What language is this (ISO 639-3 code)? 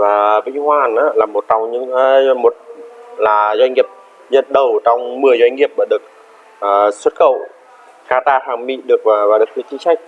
vie